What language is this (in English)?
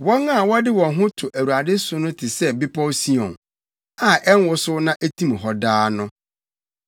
Akan